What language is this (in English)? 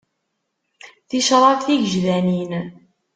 Kabyle